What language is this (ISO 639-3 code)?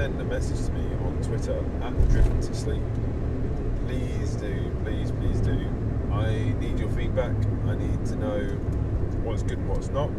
eng